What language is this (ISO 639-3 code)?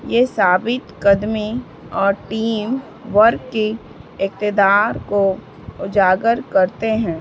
urd